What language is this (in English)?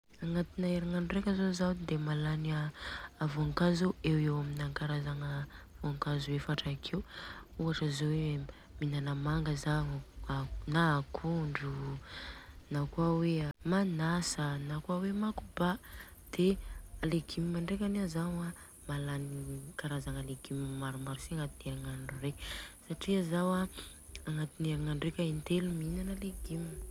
Southern Betsimisaraka Malagasy